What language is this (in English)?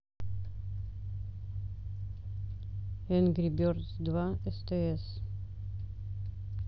Russian